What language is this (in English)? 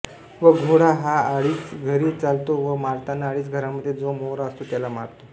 Marathi